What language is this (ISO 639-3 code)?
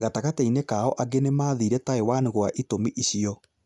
kik